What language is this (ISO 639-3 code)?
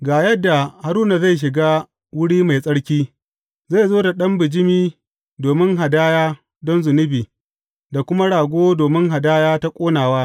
hau